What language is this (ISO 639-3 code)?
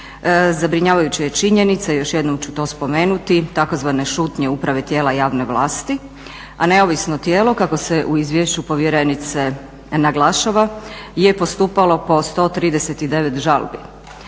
hrv